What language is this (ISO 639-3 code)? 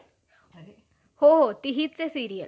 mar